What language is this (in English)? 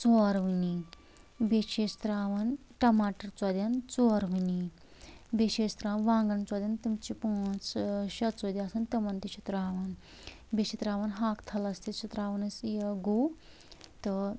Kashmiri